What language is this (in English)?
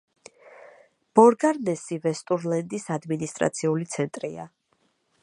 Georgian